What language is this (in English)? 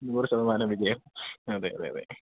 Malayalam